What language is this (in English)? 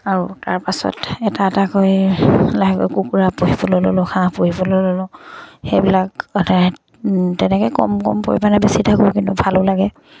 Assamese